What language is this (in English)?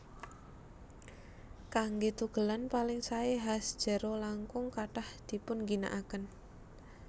Javanese